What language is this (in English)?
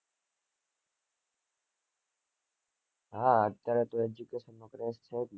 Gujarati